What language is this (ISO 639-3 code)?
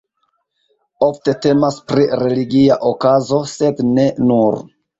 epo